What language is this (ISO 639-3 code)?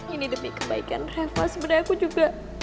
ind